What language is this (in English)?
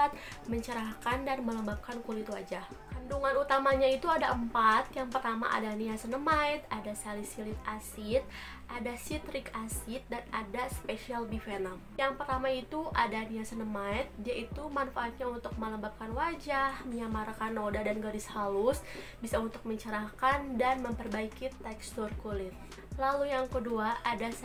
Indonesian